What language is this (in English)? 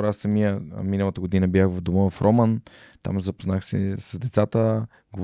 Bulgarian